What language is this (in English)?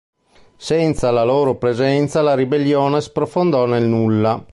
Italian